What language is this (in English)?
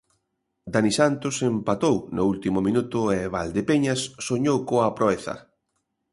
Galician